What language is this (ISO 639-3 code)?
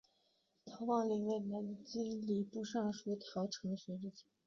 zho